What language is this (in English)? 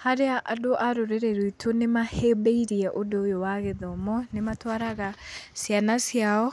Kikuyu